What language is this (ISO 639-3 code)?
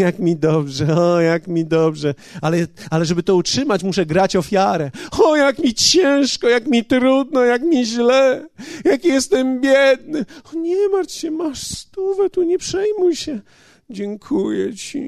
pol